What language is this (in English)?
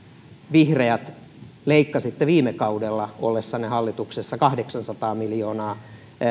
Finnish